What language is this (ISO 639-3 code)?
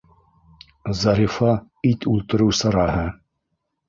bak